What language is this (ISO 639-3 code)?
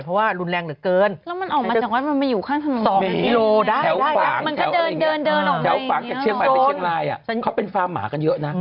tha